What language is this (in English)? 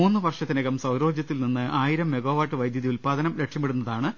Malayalam